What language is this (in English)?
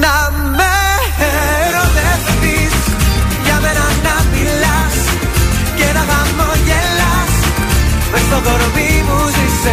Greek